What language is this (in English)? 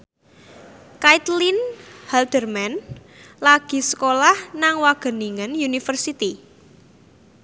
Javanese